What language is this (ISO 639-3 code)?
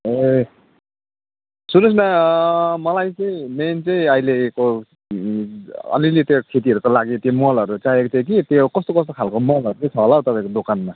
nep